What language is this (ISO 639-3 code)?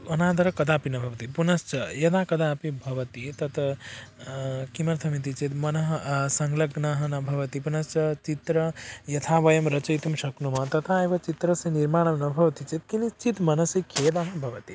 san